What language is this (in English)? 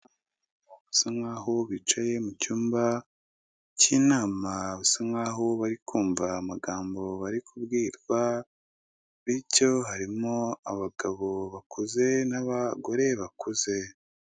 Kinyarwanda